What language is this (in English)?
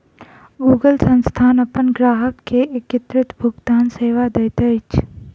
Maithili